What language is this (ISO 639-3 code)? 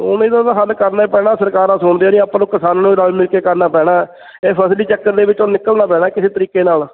pan